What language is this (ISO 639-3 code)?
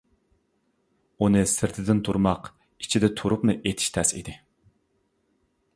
uig